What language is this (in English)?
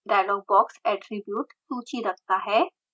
Hindi